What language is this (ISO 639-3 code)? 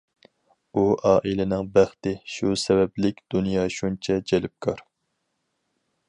uig